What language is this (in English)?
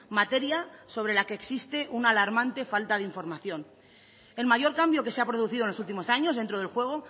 Spanish